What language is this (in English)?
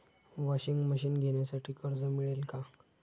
Marathi